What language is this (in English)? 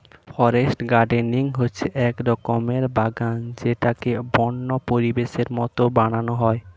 Bangla